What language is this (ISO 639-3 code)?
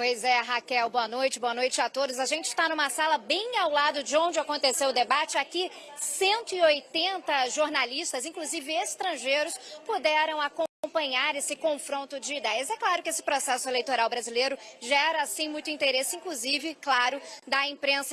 por